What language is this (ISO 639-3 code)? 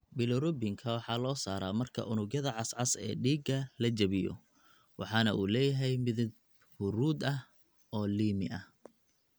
som